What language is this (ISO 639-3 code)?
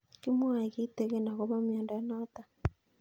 kln